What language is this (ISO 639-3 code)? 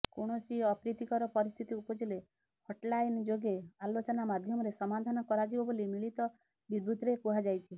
ori